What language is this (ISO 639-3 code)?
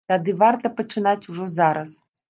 bel